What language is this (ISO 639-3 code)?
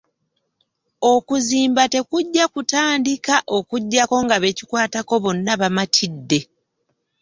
lug